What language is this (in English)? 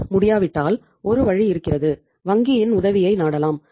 Tamil